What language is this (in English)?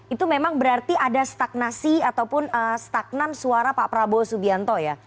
Indonesian